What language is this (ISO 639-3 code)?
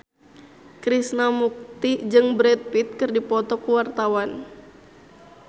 sun